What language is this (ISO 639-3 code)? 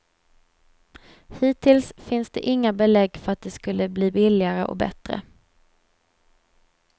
swe